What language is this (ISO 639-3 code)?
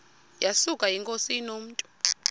xho